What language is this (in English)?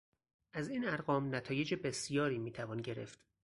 Persian